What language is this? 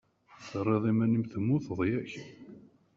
Kabyle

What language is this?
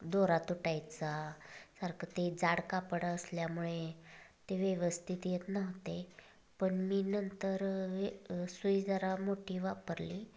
Marathi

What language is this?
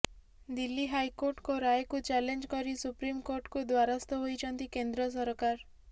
Odia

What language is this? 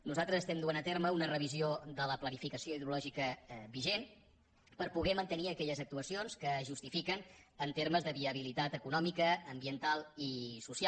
Catalan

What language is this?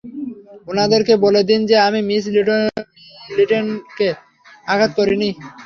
Bangla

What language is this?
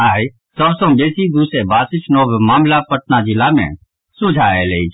Maithili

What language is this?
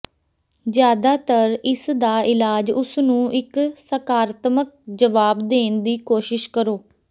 Punjabi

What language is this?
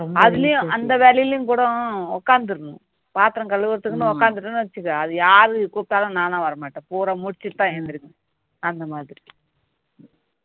Tamil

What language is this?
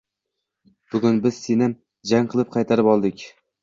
Uzbek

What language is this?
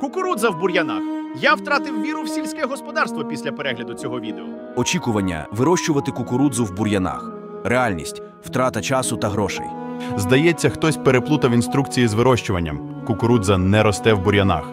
Ukrainian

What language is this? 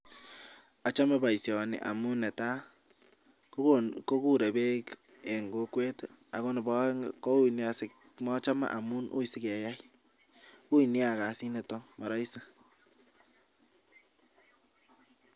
Kalenjin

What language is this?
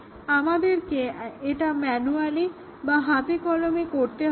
Bangla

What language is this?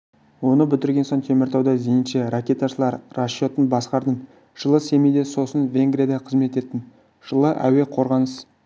Kazakh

